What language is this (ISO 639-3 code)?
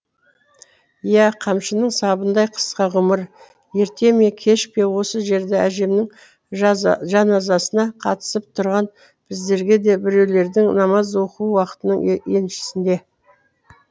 kaz